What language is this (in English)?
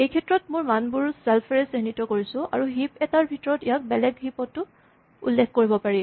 Assamese